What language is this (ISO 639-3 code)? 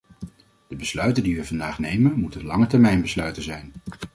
nld